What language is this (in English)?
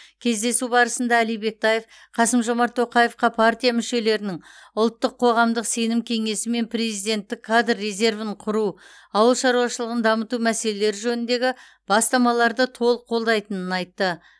Kazakh